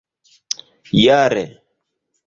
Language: Esperanto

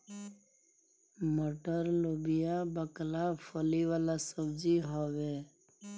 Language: Bhojpuri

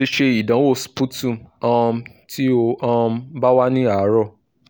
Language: Yoruba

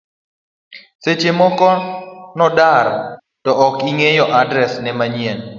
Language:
Luo (Kenya and Tanzania)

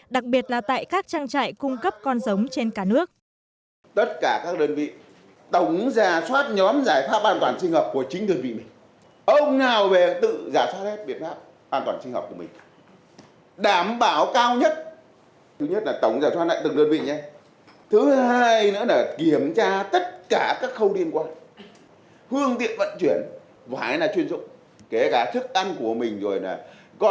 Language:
Vietnamese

